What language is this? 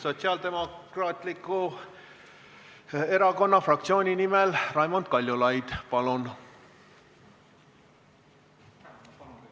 Estonian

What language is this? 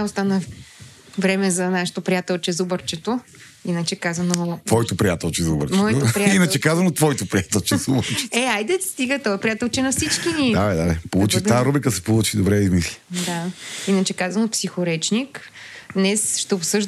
Bulgarian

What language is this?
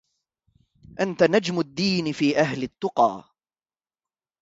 Arabic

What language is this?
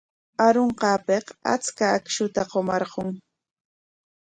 Corongo Ancash Quechua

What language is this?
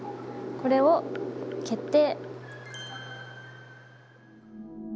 Japanese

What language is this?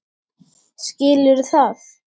Icelandic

